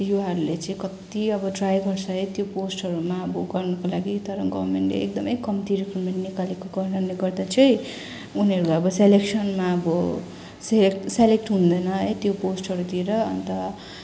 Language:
Nepali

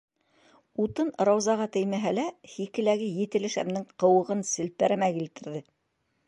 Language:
Bashkir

